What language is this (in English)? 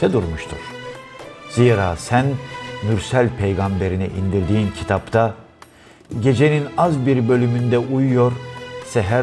Turkish